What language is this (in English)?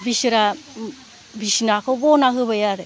Bodo